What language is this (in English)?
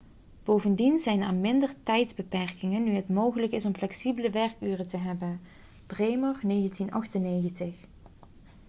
Dutch